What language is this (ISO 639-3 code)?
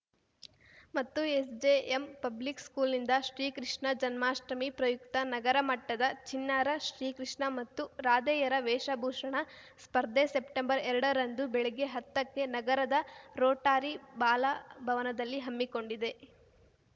kan